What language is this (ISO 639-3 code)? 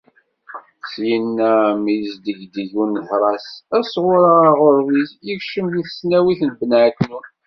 kab